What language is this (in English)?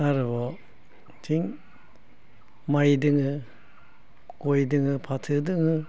Bodo